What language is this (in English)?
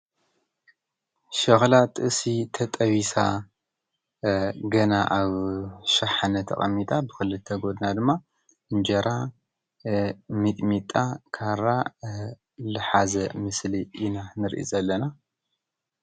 Tigrinya